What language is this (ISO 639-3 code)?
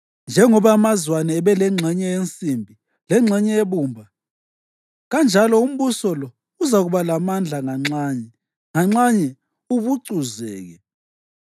nde